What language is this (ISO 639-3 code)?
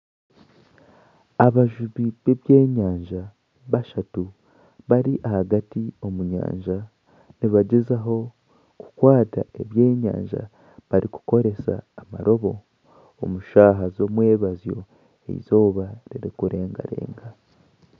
nyn